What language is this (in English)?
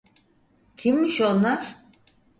Turkish